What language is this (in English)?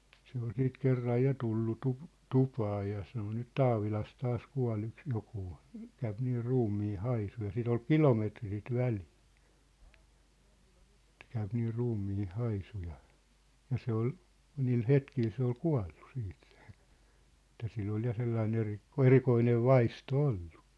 Finnish